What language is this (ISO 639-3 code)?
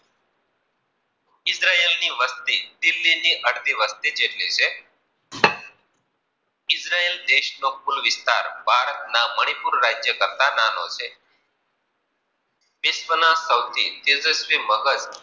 guj